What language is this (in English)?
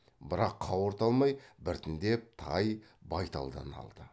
Kazakh